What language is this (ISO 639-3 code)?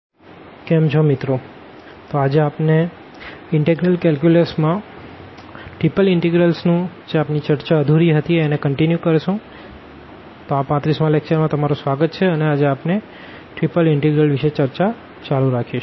guj